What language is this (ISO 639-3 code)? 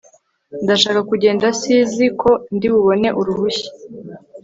kin